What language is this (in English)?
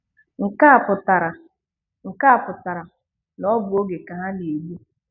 Igbo